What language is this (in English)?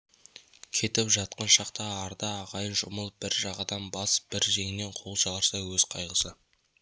Kazakh